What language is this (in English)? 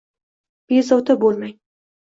Uzbek